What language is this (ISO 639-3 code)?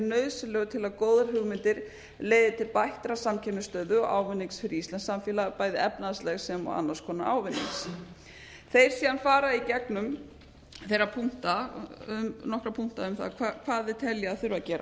isl